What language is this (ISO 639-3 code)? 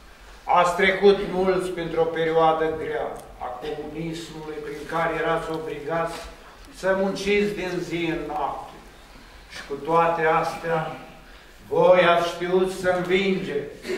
ron